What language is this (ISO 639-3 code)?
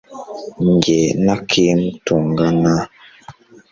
kin